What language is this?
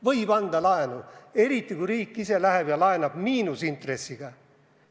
Estonian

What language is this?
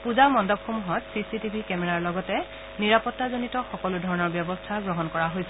Assamese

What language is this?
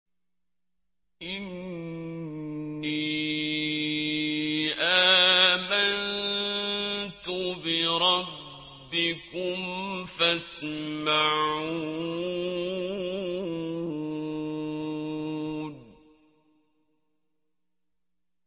Arabic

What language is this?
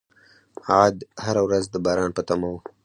Pashto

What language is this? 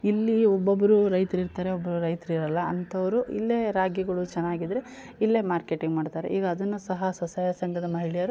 Kannada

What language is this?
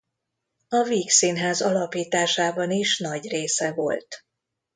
Hungarian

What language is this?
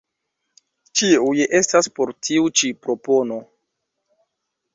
Esperanto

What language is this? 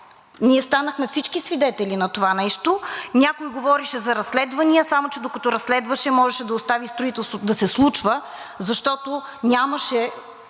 Bulgarian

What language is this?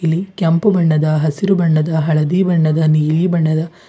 Kannada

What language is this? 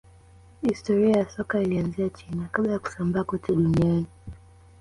Swahili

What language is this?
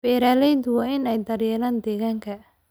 Somali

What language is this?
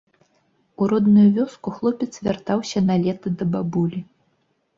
Belarusian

